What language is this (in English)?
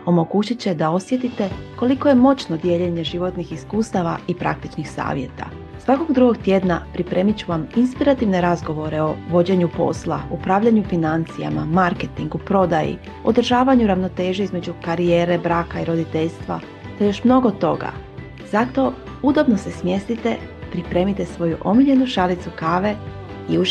Croatian